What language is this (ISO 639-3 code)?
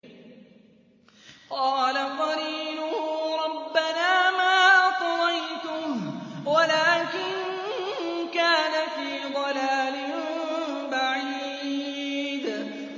ara